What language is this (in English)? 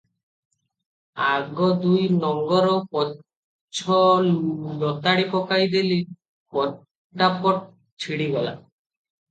Odia